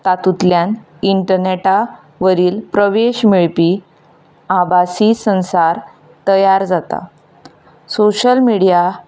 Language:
Konkani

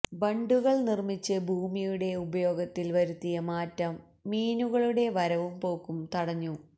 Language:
Malayalam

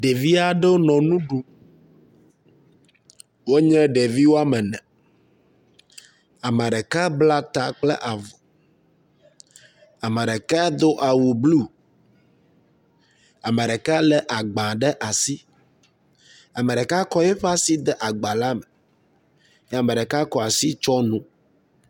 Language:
Ewe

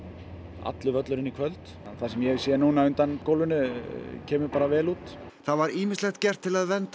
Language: Icelandic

